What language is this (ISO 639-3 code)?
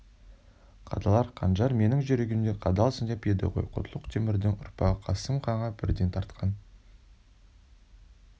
kaz